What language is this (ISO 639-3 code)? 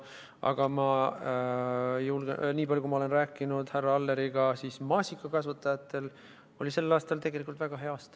est